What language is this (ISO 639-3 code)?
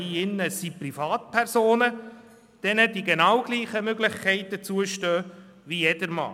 gsw